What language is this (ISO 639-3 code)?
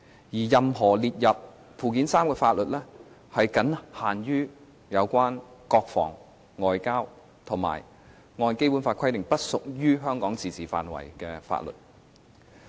yue